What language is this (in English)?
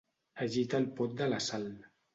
Catalan